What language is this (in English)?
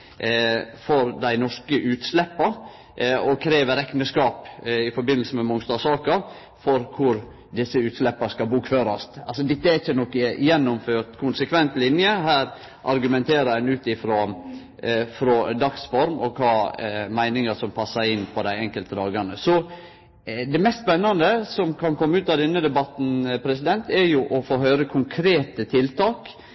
Norwegian Nynorsk